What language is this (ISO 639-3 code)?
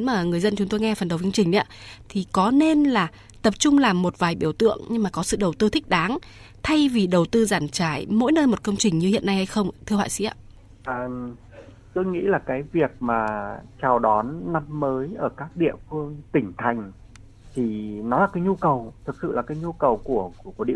vie